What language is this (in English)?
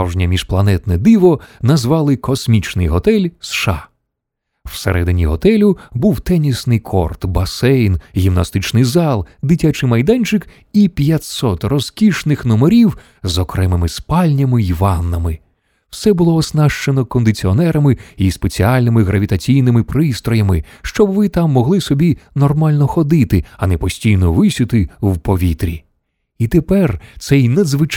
Ukrainian